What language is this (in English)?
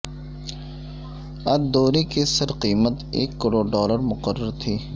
Urdu